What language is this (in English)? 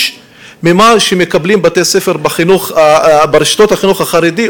Hebrew